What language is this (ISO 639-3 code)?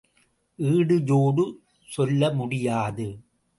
tam